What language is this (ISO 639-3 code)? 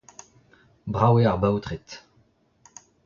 bre